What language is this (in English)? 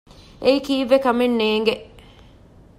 Divehi